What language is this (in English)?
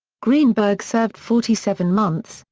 English